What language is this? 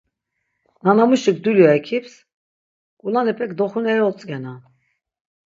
Laz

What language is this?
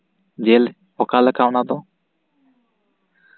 Santali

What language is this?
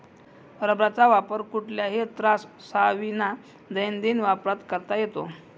Marathi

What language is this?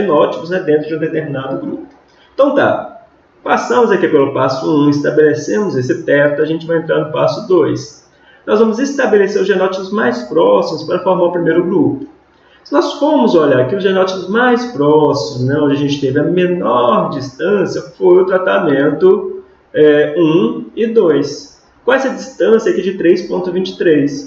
Portuguese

